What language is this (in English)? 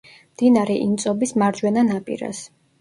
Georgian